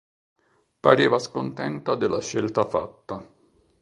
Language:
Italian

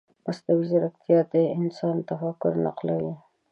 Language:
Pashto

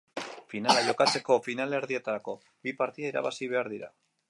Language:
Basque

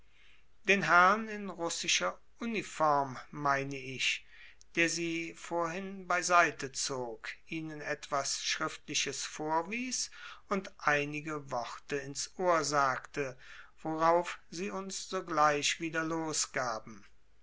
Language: German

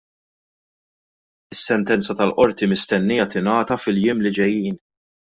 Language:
Maltese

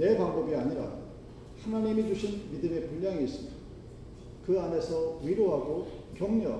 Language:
Korean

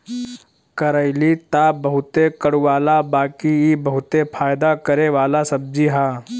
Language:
Bhojpuri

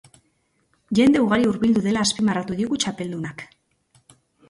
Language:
Basque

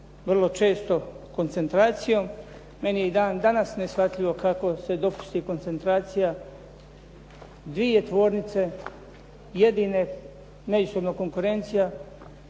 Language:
Croatian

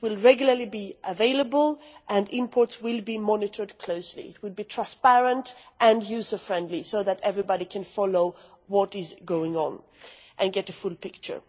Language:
English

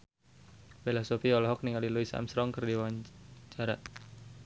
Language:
Sundanese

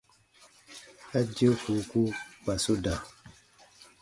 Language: Baatonum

